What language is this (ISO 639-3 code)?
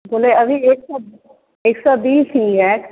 hin